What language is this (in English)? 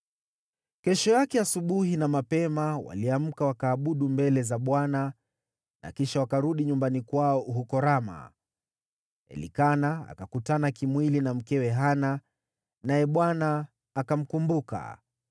Swahili